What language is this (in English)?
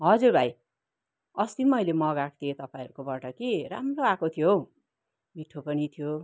Nepali